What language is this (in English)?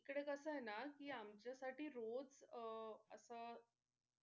Marathi